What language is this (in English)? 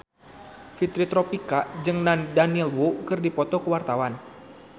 Sundanese